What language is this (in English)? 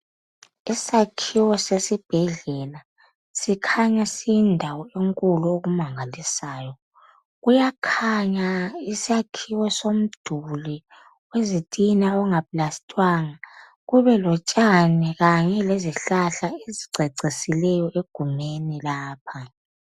North Ndebele